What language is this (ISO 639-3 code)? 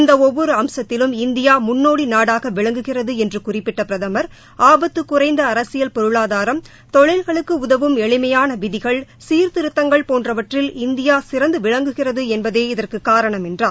tam